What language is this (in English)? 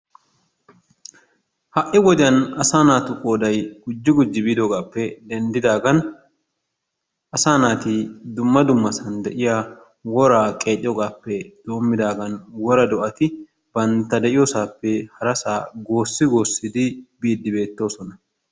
Wolaytta